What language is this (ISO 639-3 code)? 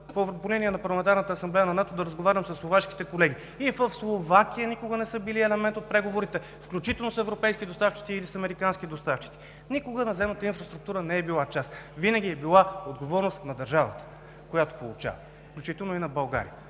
bul